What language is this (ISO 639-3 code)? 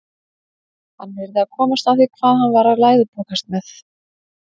isl